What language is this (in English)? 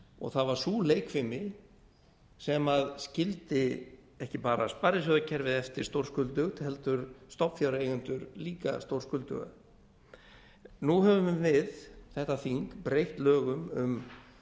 Icelandic